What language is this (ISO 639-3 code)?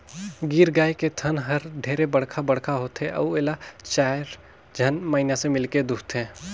hne